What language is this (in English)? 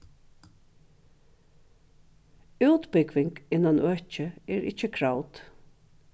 Faroese